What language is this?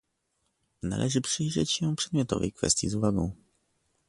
Polish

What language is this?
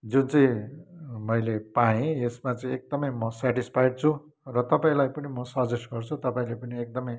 Nepali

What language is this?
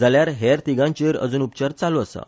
Konkani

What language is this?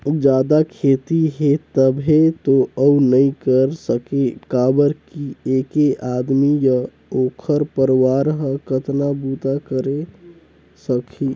Chhattisgarhi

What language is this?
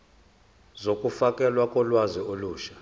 Zulu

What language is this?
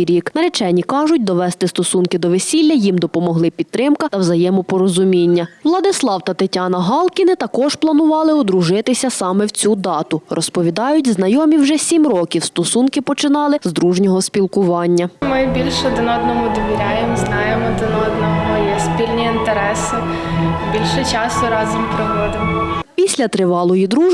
Ukrainian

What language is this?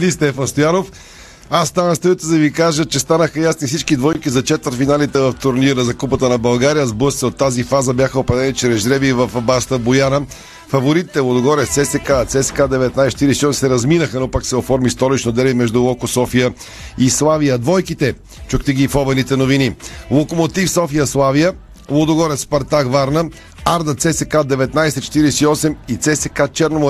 Bulgarian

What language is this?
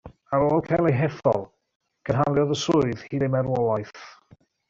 Welsh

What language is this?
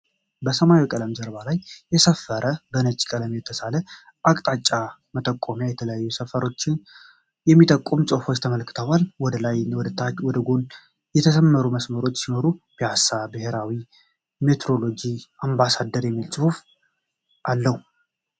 Amharic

